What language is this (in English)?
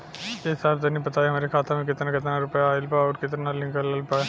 Bhojpuri